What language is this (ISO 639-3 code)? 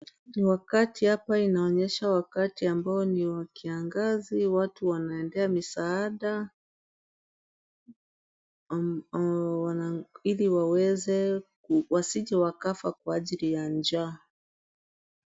swa